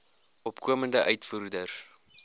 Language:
Afrikaans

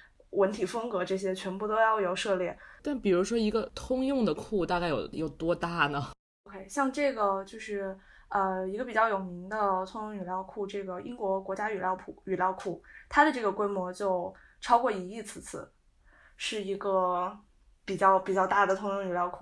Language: Chinese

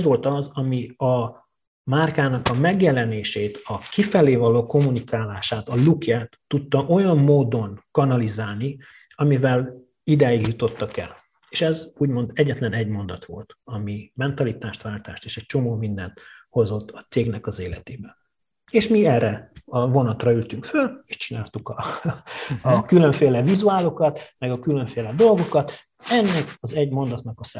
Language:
Hungarian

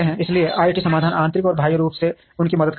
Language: Hindi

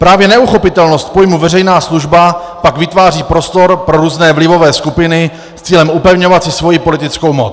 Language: Czech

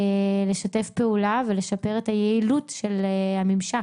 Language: Hebrew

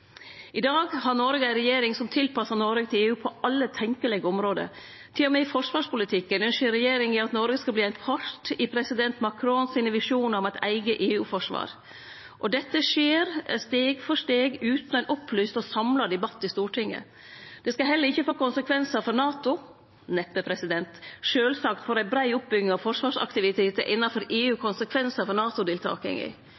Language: Norwegian Nynorsk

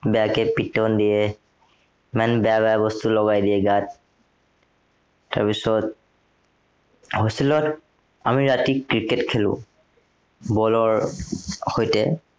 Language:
Assamese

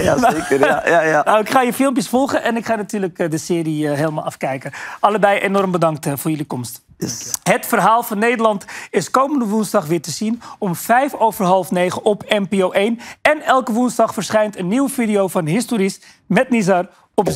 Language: Dutch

